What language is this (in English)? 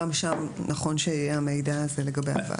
Hebrew